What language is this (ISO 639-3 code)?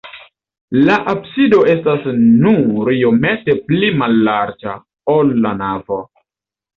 epo